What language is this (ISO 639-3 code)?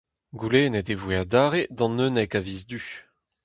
bre